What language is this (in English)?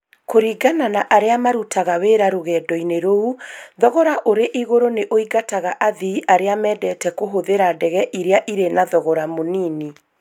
Kikuyu